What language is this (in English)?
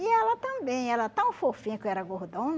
Portuguese